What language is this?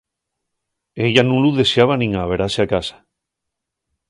Asturian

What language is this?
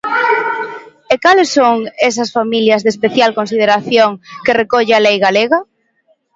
Galician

